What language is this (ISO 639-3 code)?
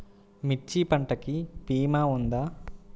tel